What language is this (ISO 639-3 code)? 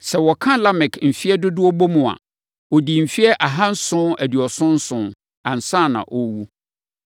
aka